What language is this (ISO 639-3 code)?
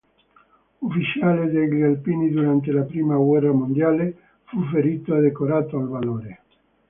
ita